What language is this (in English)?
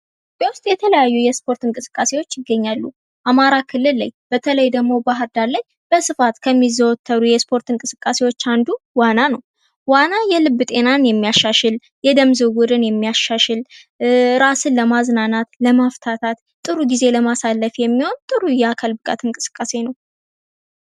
Amharic